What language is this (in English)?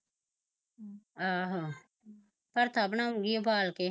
Punjabi